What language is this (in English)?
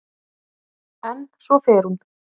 Icelandic